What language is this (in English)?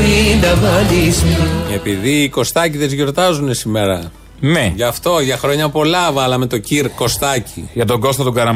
Greek